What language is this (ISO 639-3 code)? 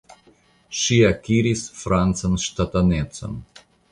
epo